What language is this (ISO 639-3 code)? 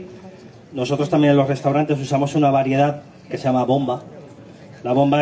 spa